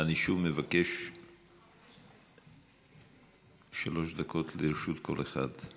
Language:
Hebrew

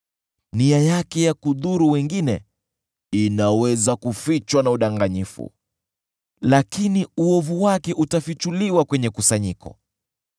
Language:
Swahili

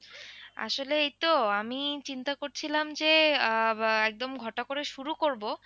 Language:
Bangla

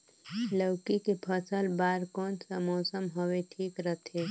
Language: Chhattisgarhi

